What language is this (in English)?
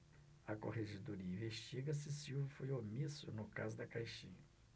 Portuguese